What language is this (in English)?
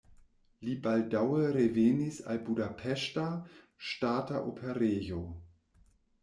Esperanto